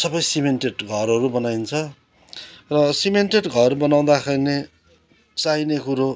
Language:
Nepali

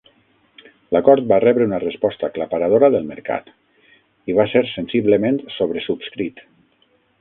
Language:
Catalan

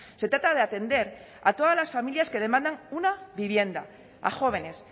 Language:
Spanish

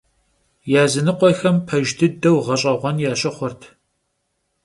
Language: Kabardian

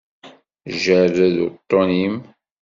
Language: Kabyle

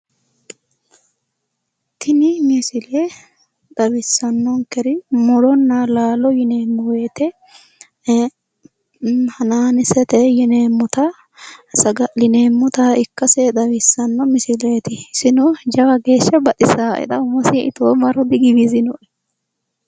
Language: Sidamo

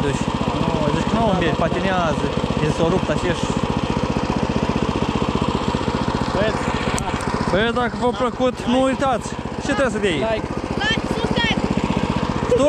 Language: Romanian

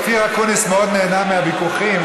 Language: Hebrew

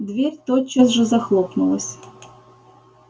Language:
Russian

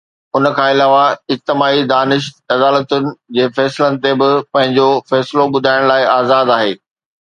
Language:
Sindhi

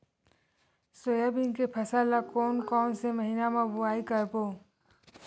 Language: Chhattisgarhi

